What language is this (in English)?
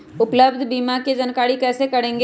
Magahi